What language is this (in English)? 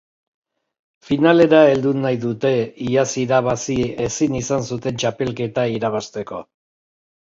Basque